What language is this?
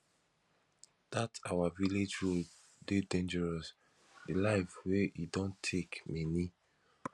Nigerian Pidgin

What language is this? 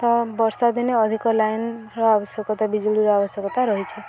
Odia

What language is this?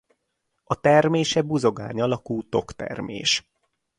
Hungarian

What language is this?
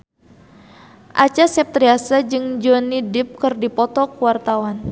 Sundanese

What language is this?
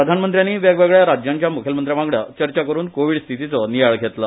Konkani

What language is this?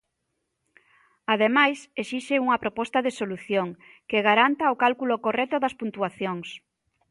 Galician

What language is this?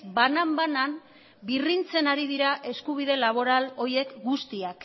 Basque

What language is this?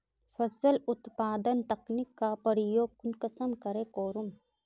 Magahi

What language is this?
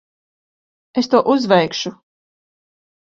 Latvian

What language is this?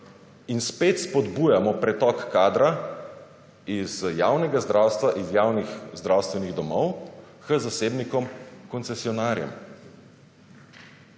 Slovenian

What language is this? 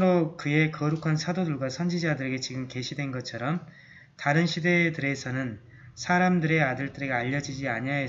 Korean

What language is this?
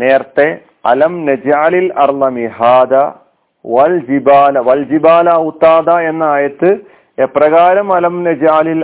Malayalam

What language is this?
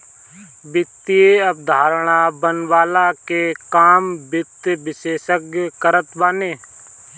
Bhojpuri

